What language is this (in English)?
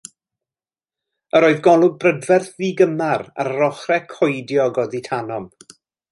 Welsh